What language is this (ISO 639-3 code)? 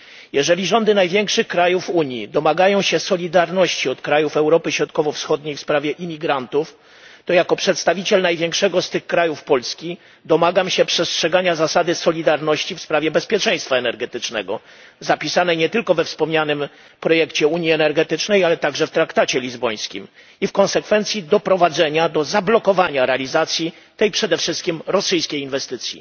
pol